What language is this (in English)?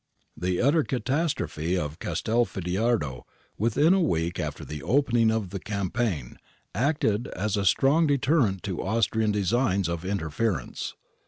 English